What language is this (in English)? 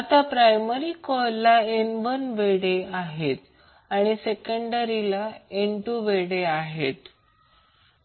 Marathi